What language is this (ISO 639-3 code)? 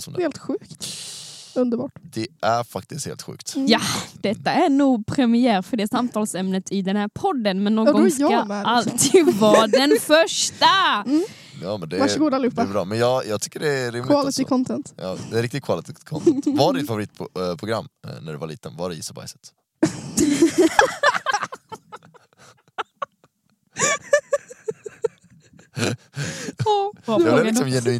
swe